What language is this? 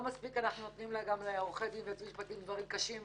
Hebrew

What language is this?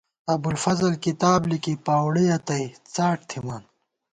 Gawar-Bati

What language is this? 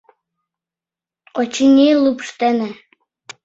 Mari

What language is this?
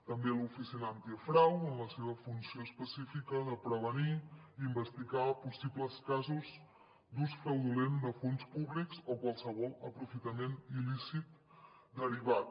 Catalan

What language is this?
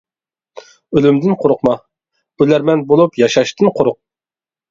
Uyghur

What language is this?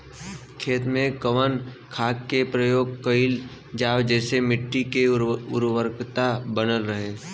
Bhojpuri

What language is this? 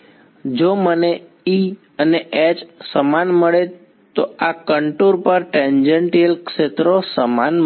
Gujarati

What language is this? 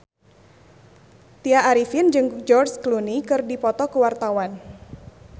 Sundanese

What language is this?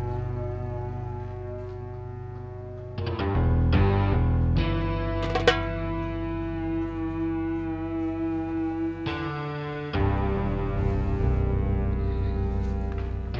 Indonesian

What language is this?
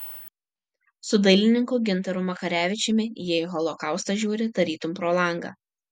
Lithuanian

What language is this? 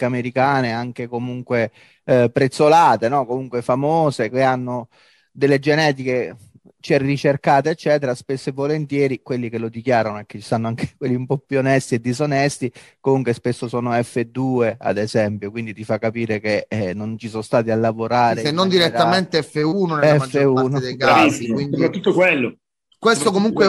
Italian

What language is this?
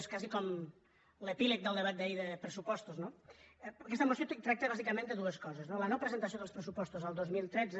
Catalan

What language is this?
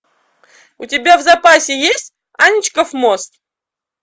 Russian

